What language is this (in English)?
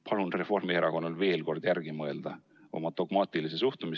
Estonian